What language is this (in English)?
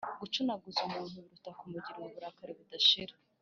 Kinyarwanda